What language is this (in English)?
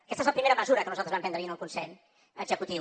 Catalan